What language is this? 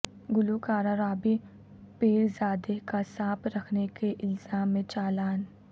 Urdu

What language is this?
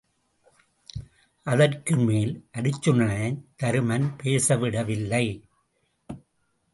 Tamil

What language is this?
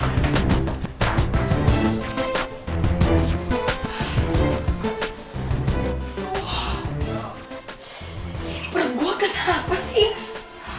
Indonesian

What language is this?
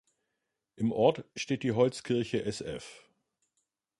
German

